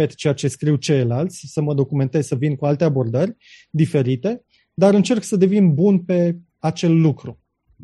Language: Romanian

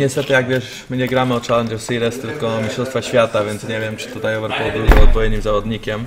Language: Polish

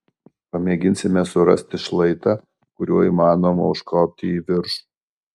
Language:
Lithuanian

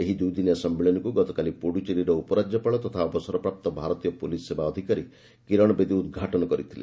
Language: Odia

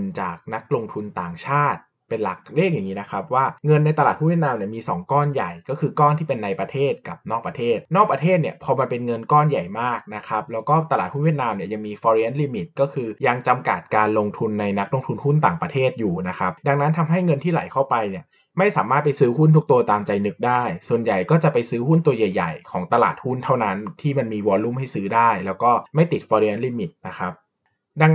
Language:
Thai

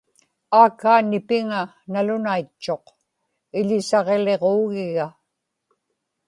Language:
Inupiaq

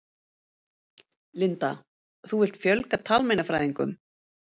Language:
Icelandic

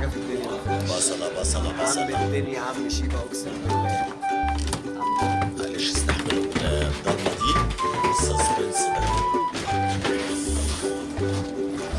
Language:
Arabic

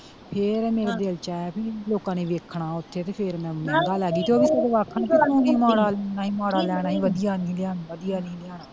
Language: Punjabi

